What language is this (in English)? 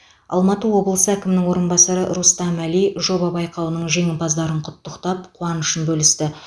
Kazakh